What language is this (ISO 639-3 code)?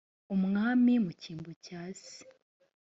kin